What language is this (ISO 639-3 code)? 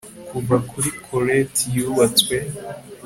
kin